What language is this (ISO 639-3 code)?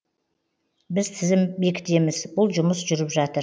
kaz